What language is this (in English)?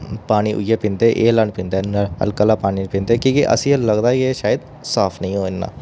Dogri